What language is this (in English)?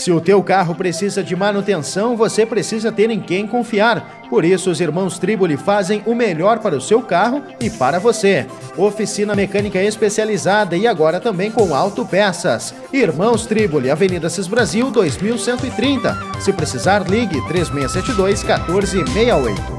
Portuguese